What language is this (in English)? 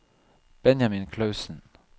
Norwegian